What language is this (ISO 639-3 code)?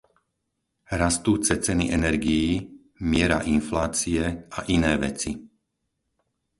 slk